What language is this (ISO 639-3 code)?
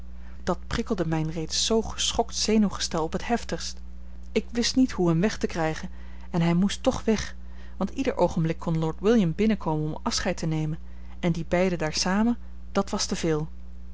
nld